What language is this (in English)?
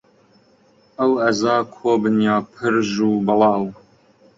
Central Kurdish